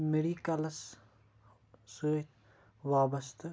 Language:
Kashmiri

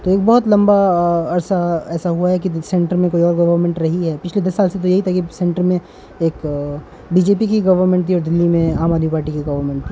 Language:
Urdu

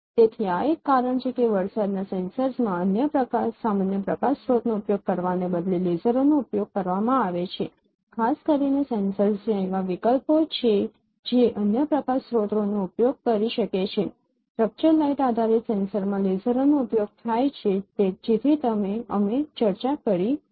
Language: Gujarati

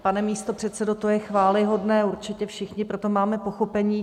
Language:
Czech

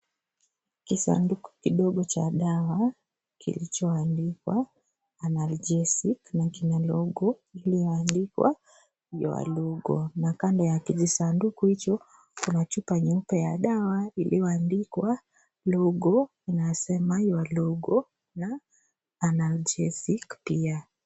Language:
Swahili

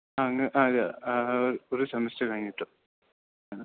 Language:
Malayalam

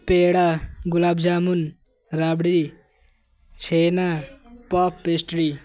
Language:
Urdu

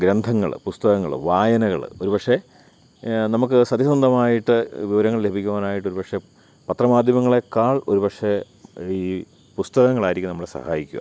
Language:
Malayalam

